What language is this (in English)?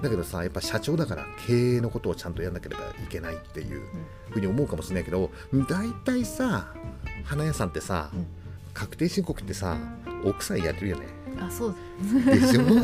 Japanese